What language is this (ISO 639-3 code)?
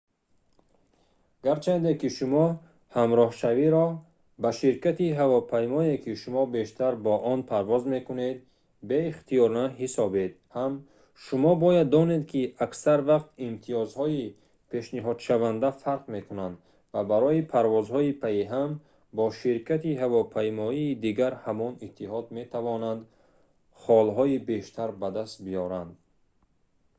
tgk